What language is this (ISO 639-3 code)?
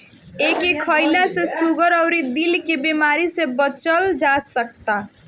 bho